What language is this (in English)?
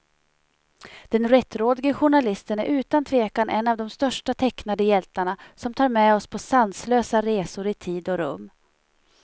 Swedish